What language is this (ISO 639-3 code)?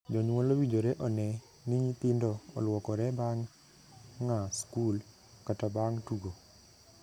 luo